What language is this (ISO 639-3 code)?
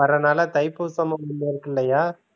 tam